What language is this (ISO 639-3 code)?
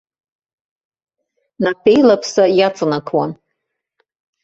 abk